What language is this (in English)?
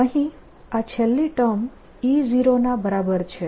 Gujarati